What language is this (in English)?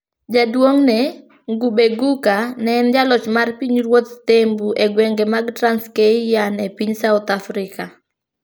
Luo (Kenya and Tanzania)